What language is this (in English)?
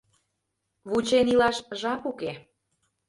Mari